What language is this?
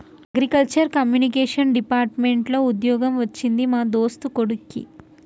Telugu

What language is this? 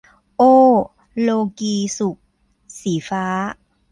Thai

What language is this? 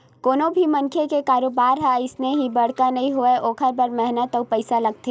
Chhattisgarhi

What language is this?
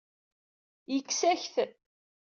Kabyle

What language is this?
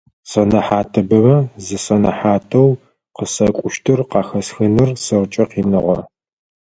Adyghe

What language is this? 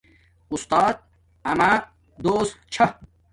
Domaaki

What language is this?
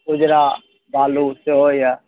Maithili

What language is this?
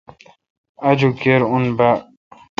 Kalkoti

